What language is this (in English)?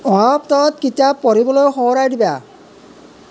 Assamese